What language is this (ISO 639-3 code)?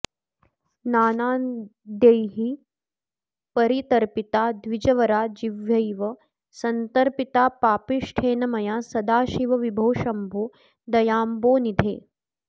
san